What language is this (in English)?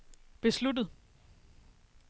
Danish